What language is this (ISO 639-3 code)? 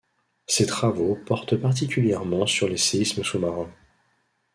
fra